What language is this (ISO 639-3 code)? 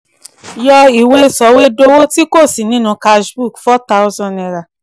yor